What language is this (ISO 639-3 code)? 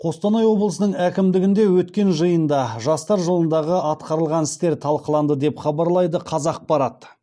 kaz